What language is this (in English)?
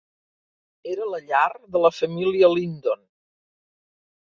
Catalan